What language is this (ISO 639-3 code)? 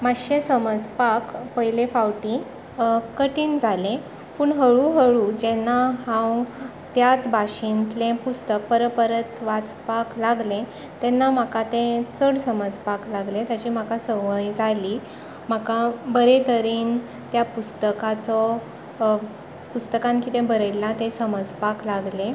kok